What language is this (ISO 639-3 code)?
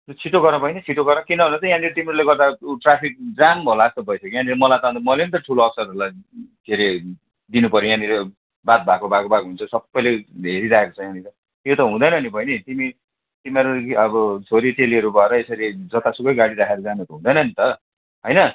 nep